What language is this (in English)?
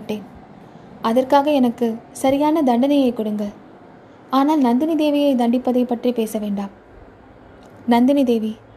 Tamil